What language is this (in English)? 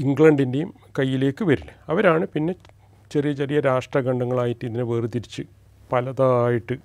Malayalam